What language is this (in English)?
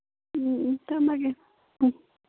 Manipuri